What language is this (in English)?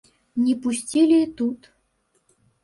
Belarusian